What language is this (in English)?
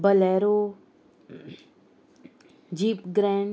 Konkani